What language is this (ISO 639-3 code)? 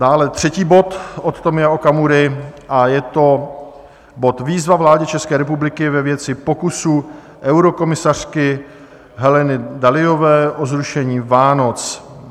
ces